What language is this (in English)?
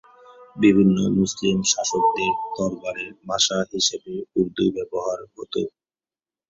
Bangla